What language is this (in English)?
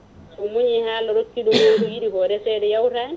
Fula